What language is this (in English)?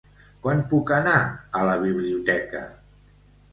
Catalan